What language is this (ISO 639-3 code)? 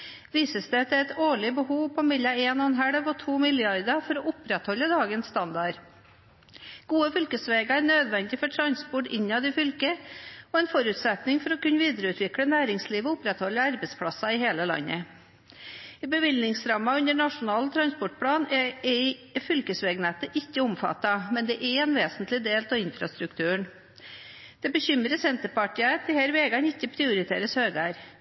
nob